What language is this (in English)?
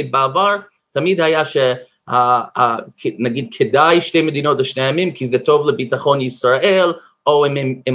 Hebrew